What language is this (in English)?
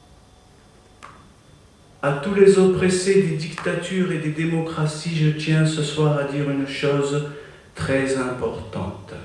French